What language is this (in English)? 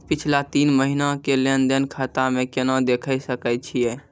Maithili